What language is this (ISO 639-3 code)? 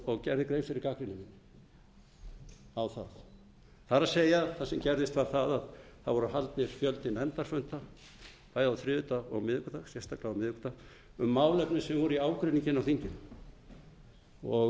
isl